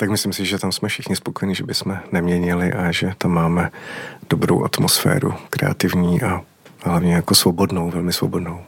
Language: Czech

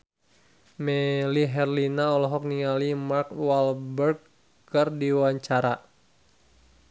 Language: Sundanese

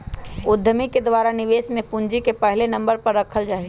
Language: Magahi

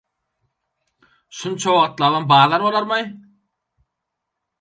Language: Turkmen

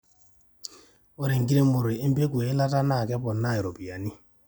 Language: Masai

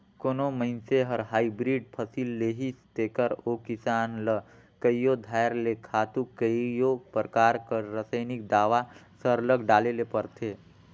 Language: Chhattisgarhi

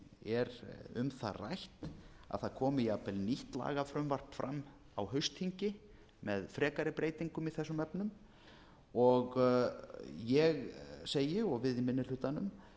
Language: Icelandic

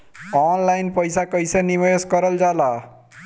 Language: Bhojpuri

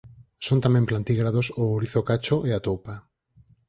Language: Galician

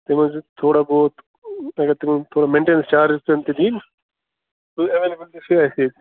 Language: Kashmiri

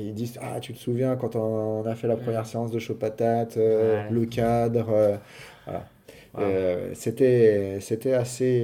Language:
French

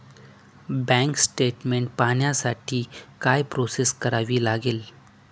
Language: Marathi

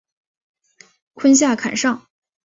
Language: Chinese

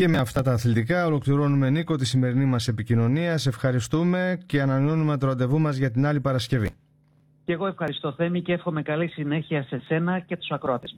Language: Greek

